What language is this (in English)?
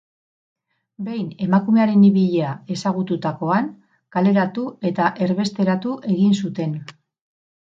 Basque